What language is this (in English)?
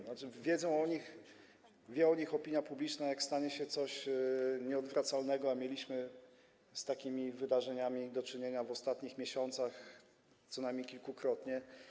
Polish